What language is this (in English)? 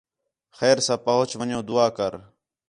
Khetrani